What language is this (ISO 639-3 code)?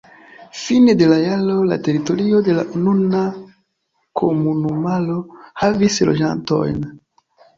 epo